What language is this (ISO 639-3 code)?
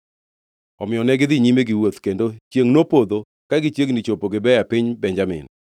luo